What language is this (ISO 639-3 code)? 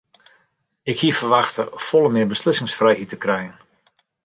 fry